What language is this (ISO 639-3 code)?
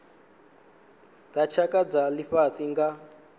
ven